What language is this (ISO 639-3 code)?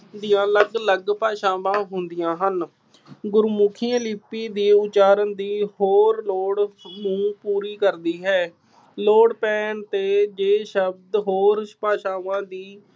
pan